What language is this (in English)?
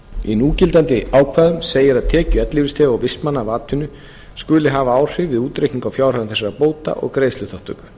Icelandic